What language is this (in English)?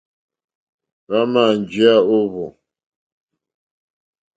Mokpwe